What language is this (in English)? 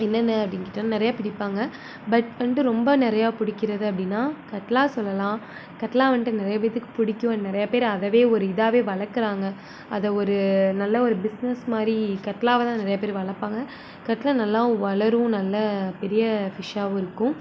Tamil